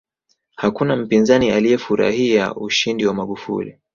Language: Swahili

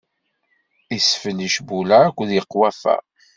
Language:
Kabyle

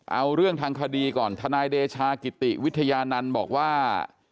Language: Thai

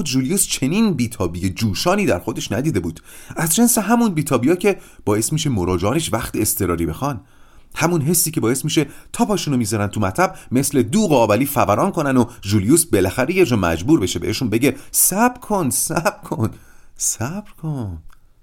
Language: Persian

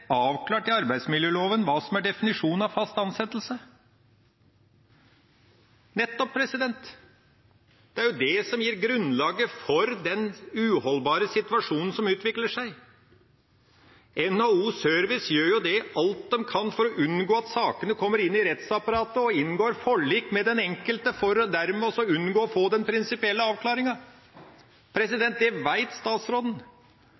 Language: Norwegian Bokmål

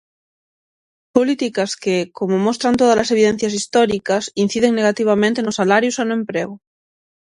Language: Galician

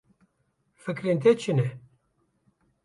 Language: Kurdish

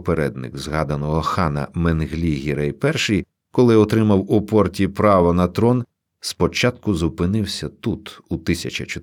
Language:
Ukrainian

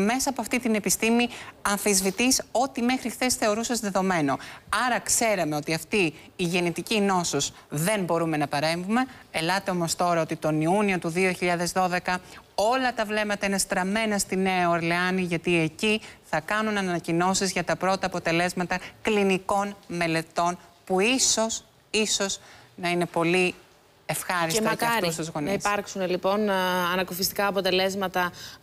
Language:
Greek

